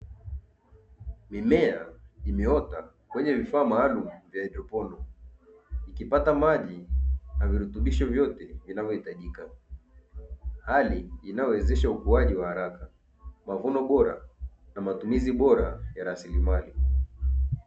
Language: Swahili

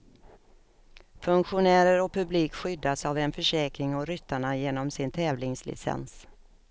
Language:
Swedish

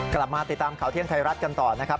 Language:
Thai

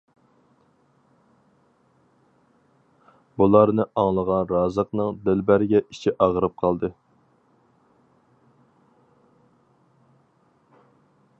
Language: Uyghur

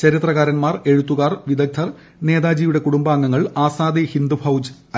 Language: Malayalam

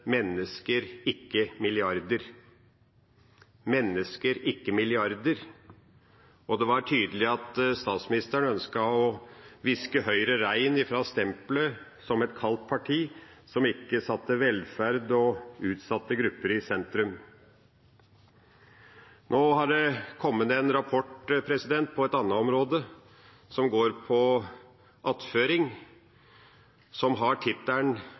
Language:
Norwegian Bokmål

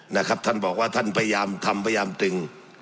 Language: Thai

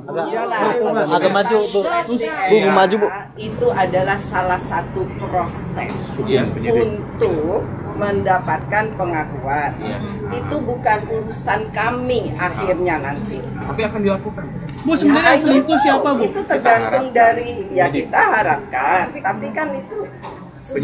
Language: Indonesian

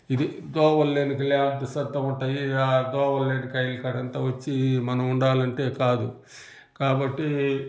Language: Telugu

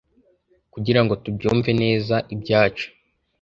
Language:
Kinyarwanda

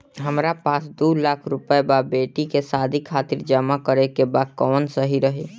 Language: Bhojpuri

